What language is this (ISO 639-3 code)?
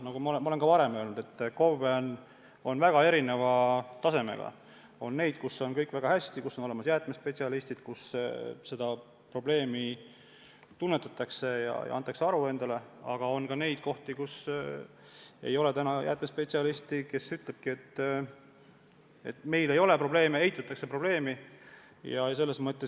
est